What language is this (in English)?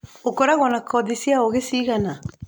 Kikuyu